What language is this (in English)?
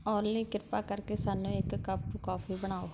Punjabi